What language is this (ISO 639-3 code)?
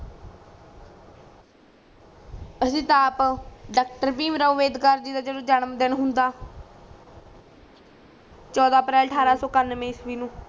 pan